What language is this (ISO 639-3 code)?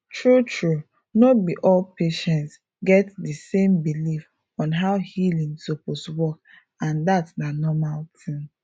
pcm